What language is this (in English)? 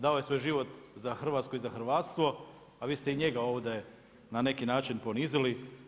Croatian